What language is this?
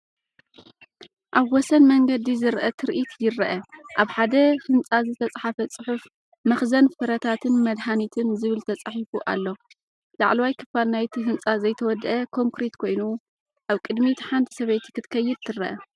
Tigrinya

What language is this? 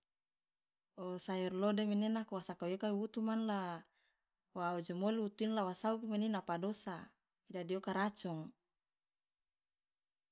Loloda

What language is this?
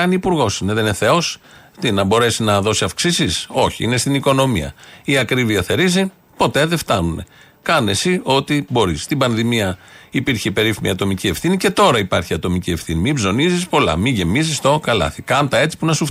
Greek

